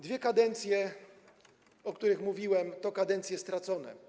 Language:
Polish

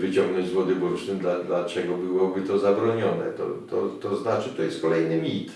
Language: Polish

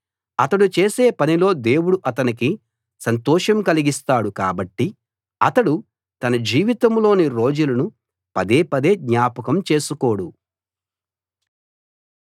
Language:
Telugu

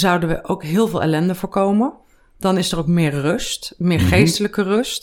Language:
Dutch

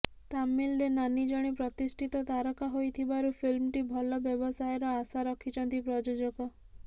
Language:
Odia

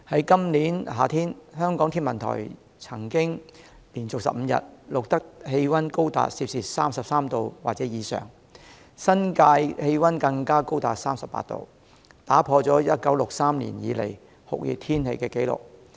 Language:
Cantonese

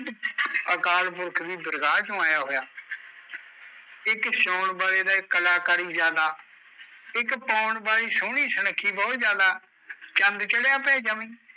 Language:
Punjabi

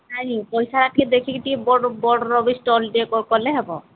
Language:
Odia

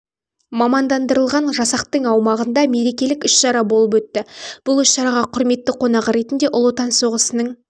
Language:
Kazakh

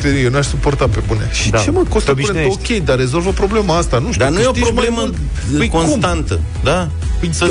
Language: Romanian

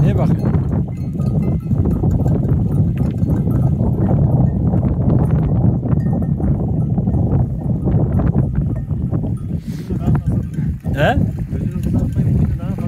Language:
Turkish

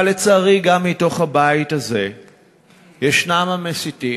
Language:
Hebrew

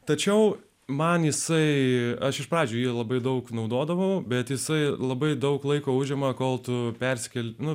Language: Lithuanian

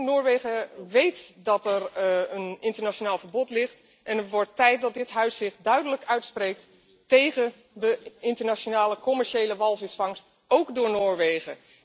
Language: Dutch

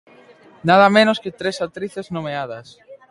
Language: Galician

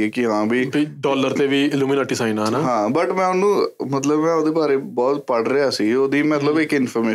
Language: Punjabi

